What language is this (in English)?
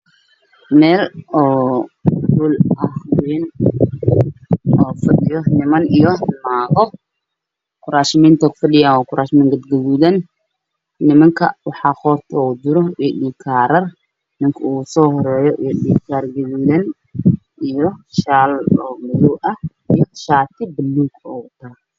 Somali